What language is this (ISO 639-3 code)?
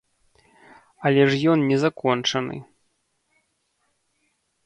bel